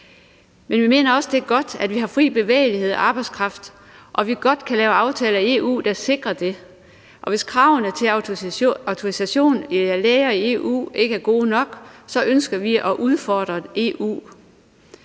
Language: Danish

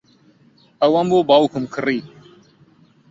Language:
Central Kurdish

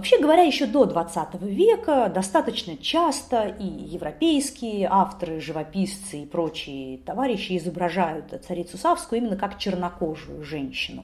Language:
Russian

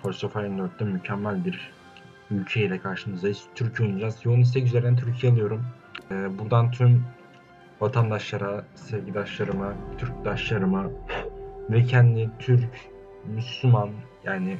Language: Turkish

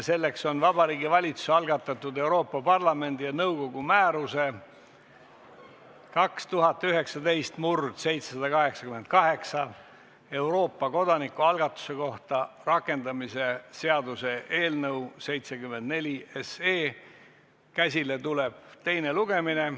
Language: Estonian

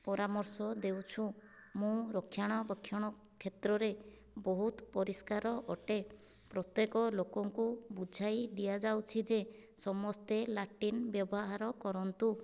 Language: Odia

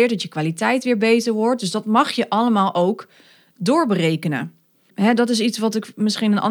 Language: Dutch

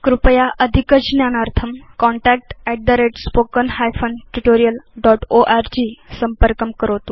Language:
Sanskrit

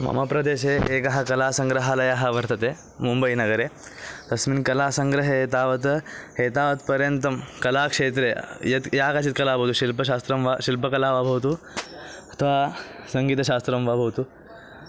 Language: Sanskrit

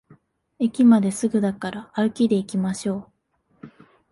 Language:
Japanese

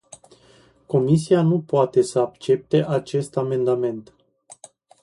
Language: Romanian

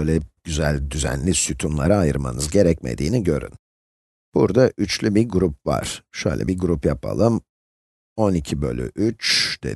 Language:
Turkish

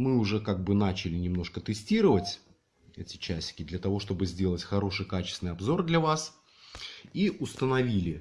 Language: Russian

